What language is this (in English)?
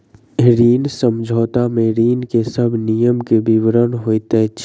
Maithili